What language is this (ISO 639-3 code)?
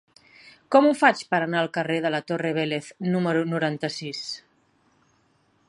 cat